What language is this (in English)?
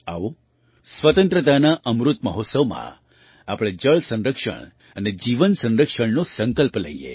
Gujarati